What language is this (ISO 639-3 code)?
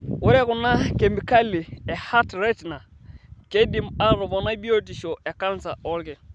mas